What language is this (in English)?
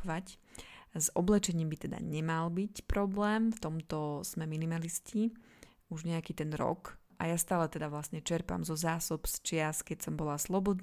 Slovak